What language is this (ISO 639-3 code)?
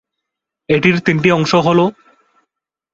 ben